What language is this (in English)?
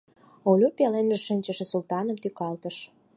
Mari